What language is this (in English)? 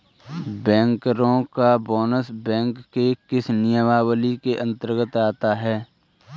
Hindi